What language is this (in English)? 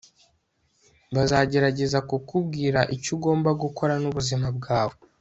Kinyarwanda